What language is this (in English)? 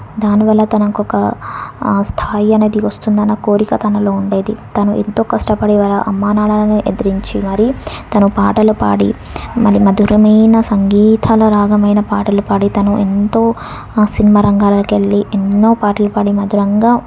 Telugu